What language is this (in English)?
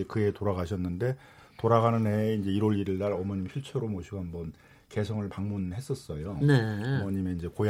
Korean